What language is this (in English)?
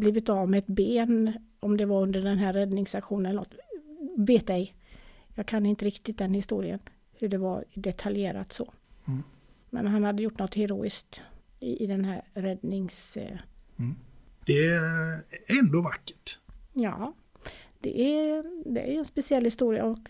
Swedish